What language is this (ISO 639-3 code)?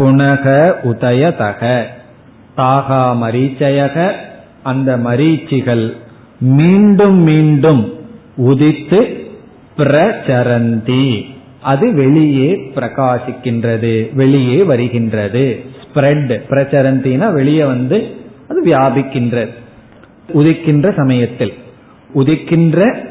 tam